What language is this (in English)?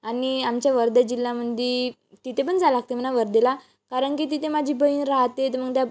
Marathi